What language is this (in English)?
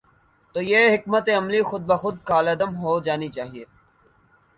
Urdu